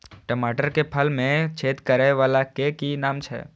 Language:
Maithili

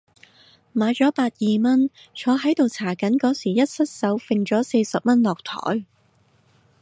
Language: Cantonese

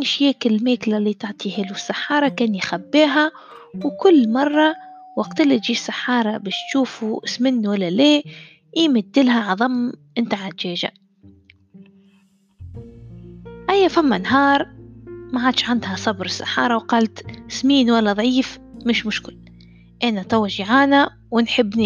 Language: Arabic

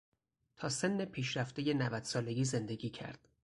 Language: Persian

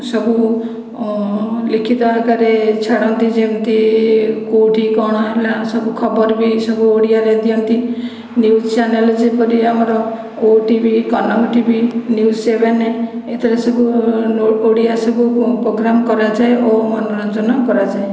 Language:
Odia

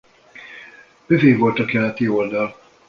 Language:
Hungarian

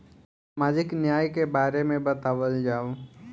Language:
Bhojpuri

